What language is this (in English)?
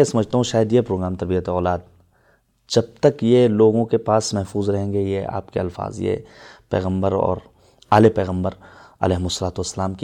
Urdu